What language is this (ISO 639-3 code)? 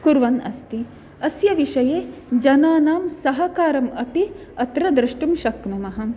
san